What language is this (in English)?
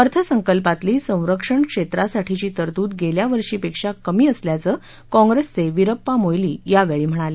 Marathi